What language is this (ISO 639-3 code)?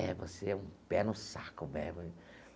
por